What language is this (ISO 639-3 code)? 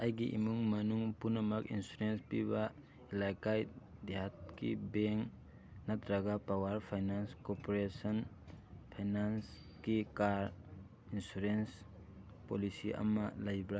mni